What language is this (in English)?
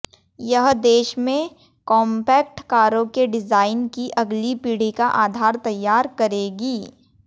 Hindi